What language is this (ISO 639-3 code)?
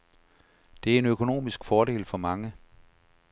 dan